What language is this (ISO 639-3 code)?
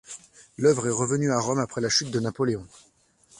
fra